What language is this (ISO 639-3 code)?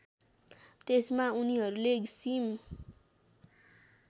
nep